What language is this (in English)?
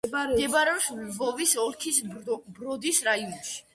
Georgian